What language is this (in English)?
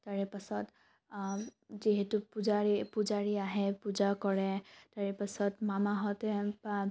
Assamese